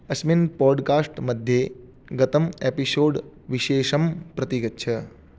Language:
Sanskrit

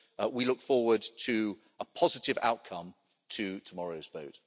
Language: English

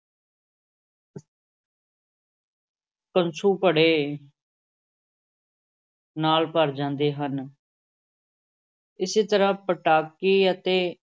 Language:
Punjabi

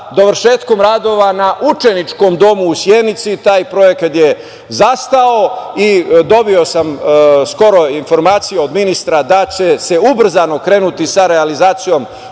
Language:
Serbian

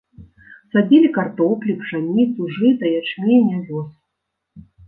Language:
Belarusian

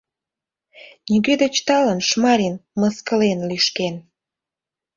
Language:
Mari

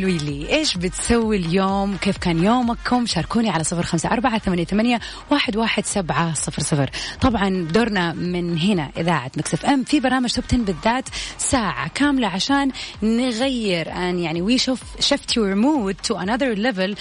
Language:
Arabic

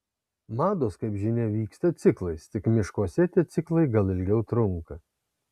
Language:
Lithuanian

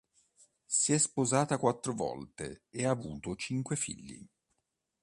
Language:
Italian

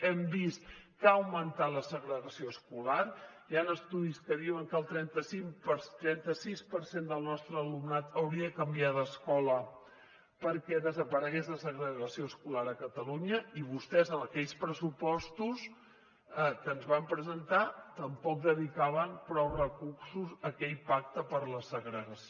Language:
Catalan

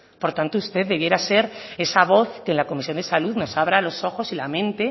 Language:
Spanish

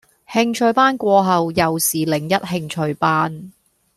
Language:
Cantonese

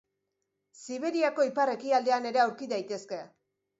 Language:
Basque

